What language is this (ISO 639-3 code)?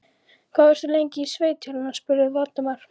isl